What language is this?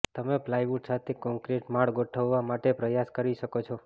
Gujarati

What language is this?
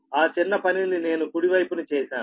Telugu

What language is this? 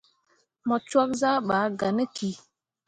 Mundang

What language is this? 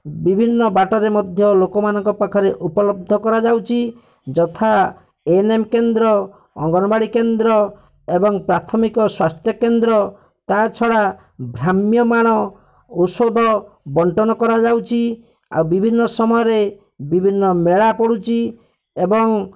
Odia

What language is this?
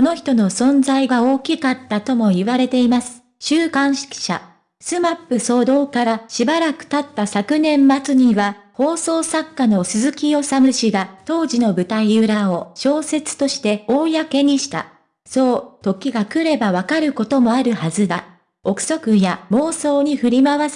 Japanese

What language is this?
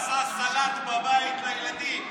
Hebrew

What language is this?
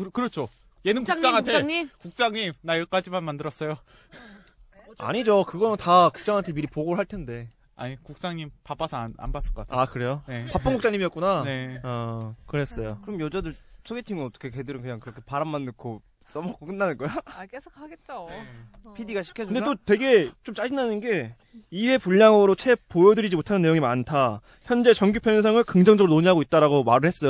Korean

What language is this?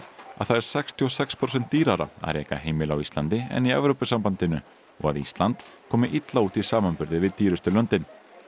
Icelandic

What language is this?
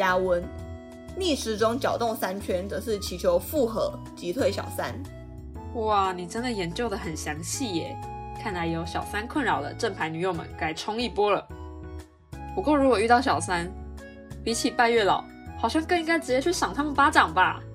Chinese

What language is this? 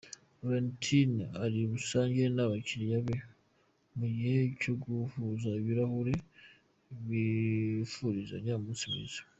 Kinyarwanda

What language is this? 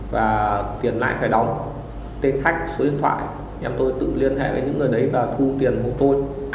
Vietnamese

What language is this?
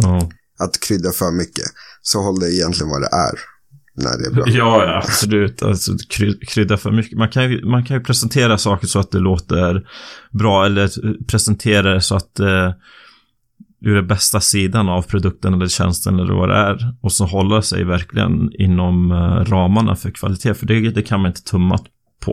Swedish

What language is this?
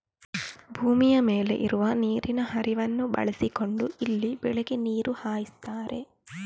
Kannada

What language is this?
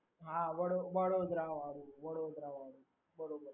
Gujarati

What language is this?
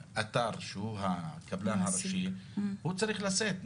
Hebrew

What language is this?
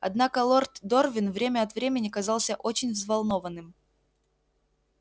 Russian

